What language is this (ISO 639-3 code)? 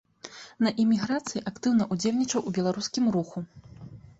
bel